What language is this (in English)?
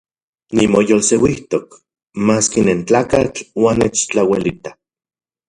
Central Puebla Nahuatl